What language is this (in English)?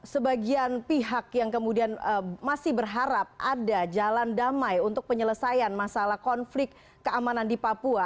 Indonesian